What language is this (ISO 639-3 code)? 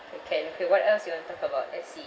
eng